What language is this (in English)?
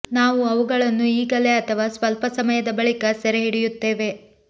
Kannada